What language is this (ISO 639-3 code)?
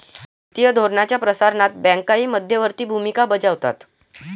mar